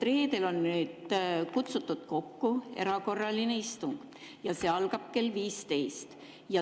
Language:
Estonian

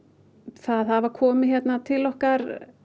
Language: Icelandic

